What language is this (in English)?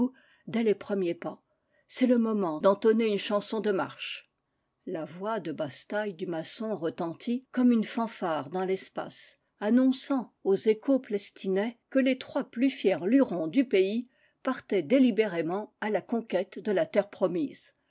French